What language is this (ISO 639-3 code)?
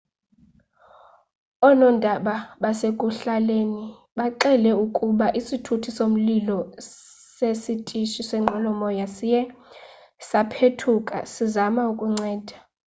xho